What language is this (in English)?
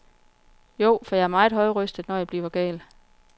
Danish